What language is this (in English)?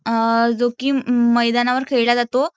Marathi